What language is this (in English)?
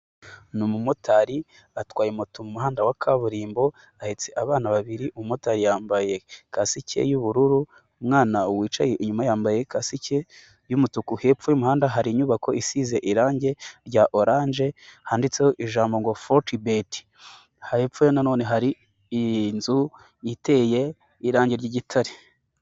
Kinyarwanda